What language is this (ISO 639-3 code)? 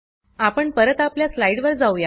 mar